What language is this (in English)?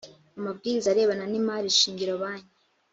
Kinyarwanda